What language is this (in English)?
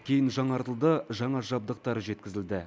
Kazakh